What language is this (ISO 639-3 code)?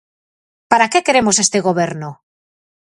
glg